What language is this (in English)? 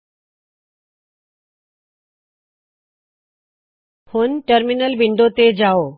Punjabi